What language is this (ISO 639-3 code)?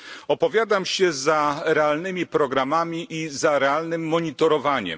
pol